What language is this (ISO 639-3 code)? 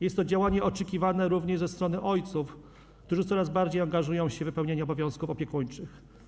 pol